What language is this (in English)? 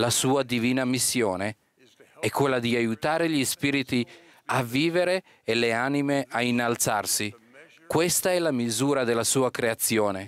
Italian